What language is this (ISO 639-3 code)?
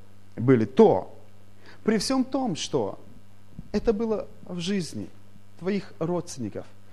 rus